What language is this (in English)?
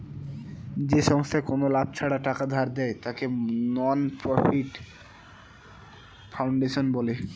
Bangla